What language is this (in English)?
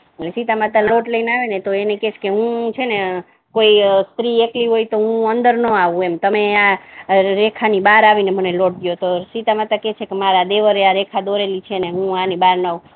Gujarati